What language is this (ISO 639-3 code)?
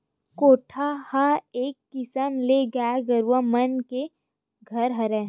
hne